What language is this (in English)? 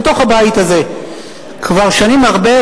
Hebrew